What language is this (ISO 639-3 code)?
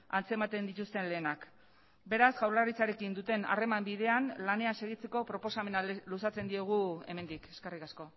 eus